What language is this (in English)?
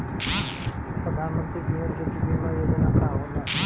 Bhojpuri